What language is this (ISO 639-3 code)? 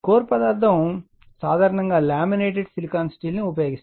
tel